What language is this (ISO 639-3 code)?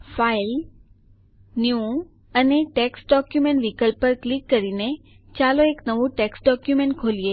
guj